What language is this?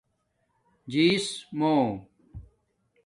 Domaaki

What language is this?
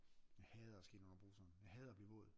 Danish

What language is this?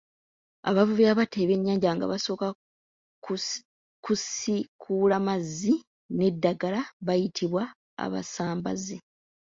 Ganda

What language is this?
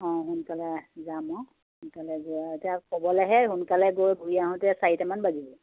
Assamese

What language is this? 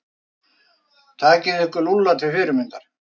Icelandic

